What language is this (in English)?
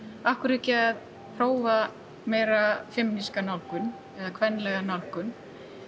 Icelandic